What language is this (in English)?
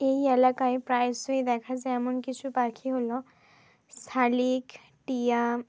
Bangla